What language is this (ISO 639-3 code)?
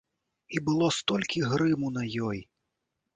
bel